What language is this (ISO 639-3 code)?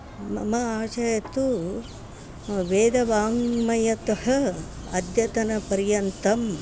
san